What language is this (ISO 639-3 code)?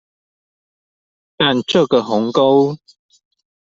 zho